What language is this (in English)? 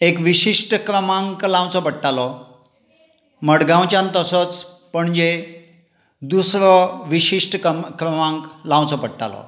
Konkani